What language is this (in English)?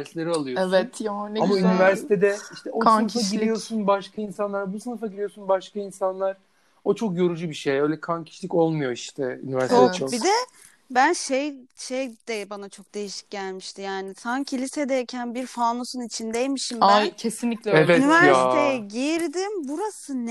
Turkish